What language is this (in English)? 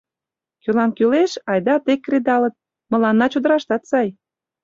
Mari